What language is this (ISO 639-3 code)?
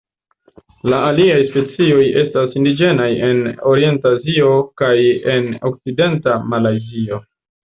epo